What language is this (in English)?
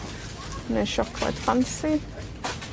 Welsh